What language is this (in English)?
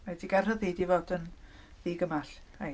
Welsh